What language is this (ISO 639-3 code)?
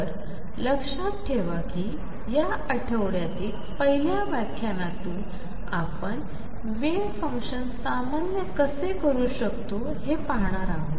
mar